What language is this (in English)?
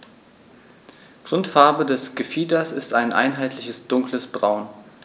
German